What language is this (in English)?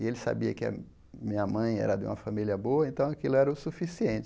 Portuguese